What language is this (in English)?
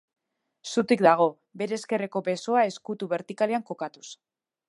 Basque